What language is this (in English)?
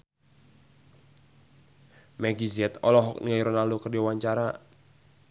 Sundanese